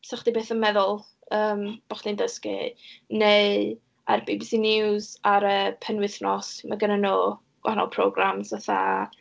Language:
Welsh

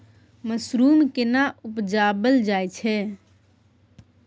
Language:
Maithili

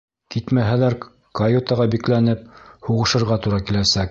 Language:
Bashkir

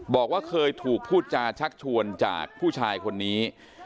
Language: Thai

